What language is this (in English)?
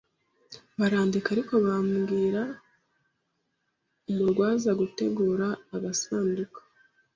Kinyarwanda